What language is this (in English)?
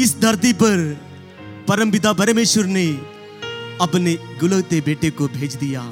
Hindi